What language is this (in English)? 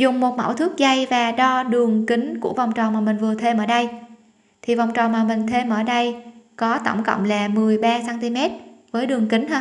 Vietnamese